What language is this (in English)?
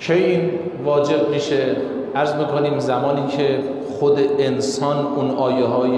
Persian